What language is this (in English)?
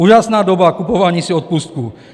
Czech